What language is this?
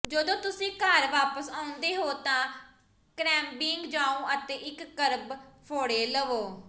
Punjabi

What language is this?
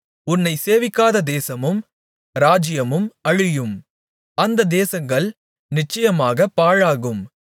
Tamil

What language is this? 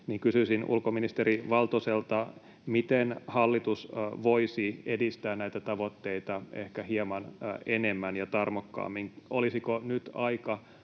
Finnish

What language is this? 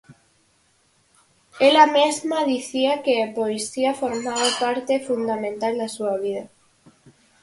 Galician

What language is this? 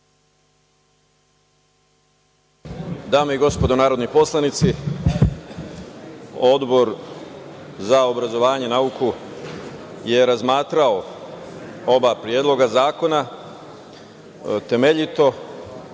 Serbian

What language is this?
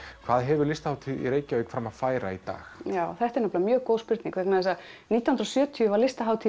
Icelandic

